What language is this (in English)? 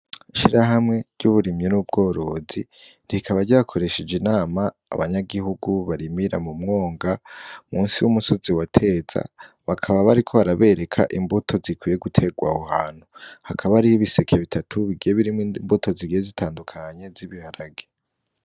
Rundi